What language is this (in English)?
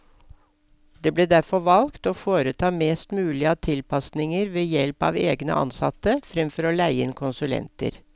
Norwegian